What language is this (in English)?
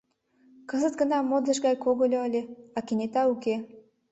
Mari